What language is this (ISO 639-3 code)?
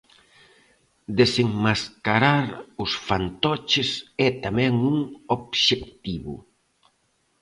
glg